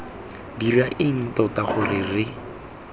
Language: Tswana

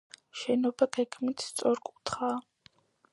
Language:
Georgian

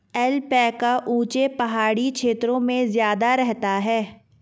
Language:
Hindi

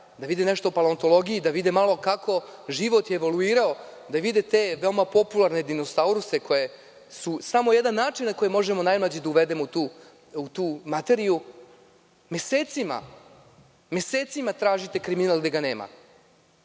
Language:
Serbian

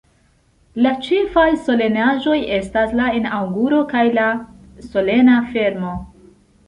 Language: Esperanto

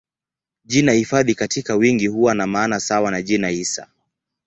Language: Swahili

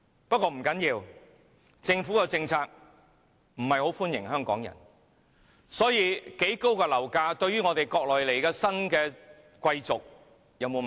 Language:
Cantonese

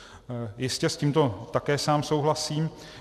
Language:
Czech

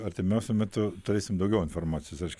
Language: Lithuanian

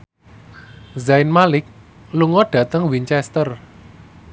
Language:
Javanese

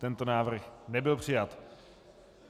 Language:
Czech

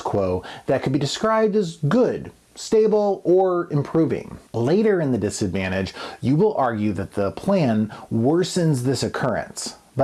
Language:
English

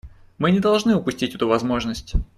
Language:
Russian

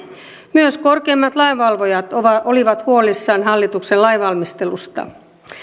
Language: Finnish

